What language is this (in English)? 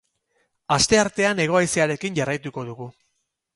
Basque